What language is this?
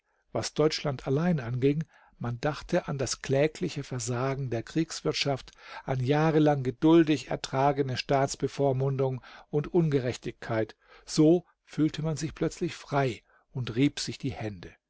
German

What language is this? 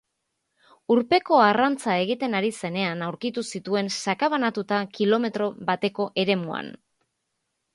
Basque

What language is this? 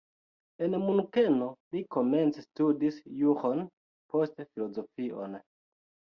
Esperanto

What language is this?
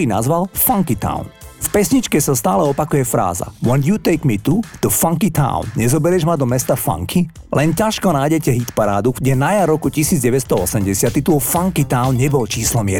Slovak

